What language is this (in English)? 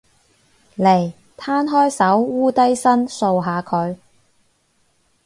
Cantonese